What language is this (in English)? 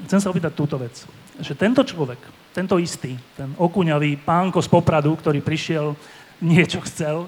Slovak